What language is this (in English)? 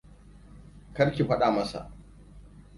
Hausa